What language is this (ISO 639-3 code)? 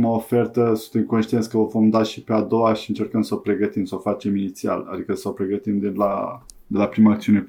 ron